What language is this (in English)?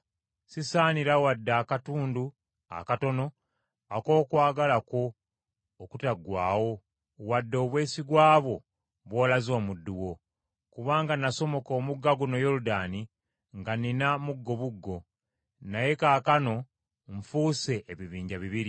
Ganda